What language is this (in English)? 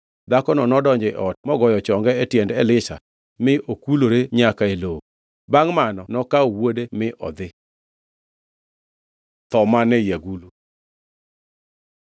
Luo (Kenya and Tanzania)